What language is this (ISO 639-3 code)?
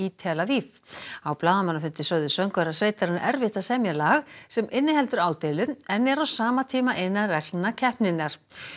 isl